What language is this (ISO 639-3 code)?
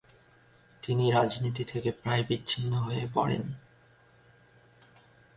ben